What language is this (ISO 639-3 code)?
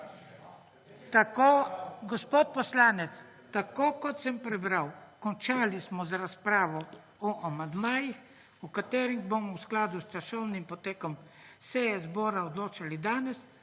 slv